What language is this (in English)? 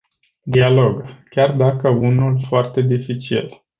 Romanian